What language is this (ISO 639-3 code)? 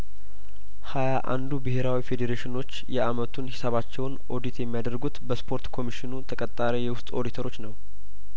amh